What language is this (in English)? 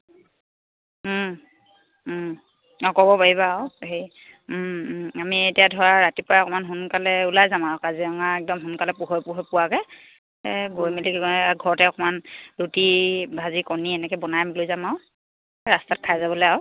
Assamese